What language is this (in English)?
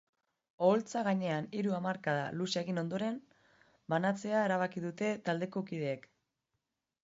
Basque